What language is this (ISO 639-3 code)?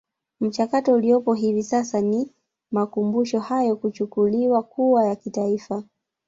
swa